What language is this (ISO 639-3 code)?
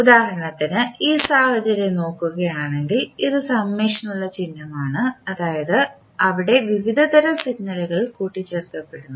mal